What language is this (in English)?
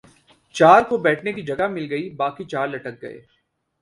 Urdu